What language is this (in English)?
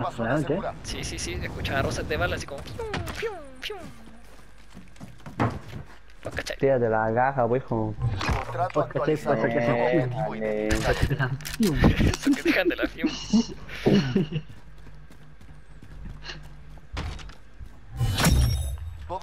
Spanish